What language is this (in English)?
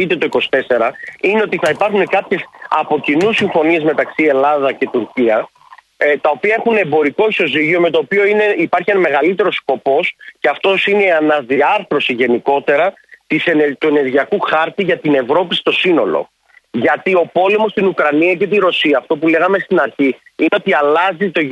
Greek